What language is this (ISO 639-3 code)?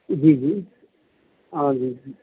pan